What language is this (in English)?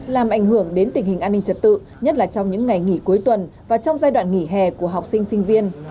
Vietnamese